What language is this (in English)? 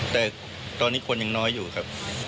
Thai